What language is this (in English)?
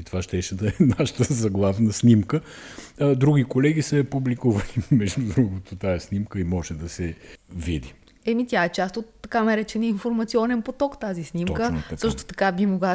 Bulgarian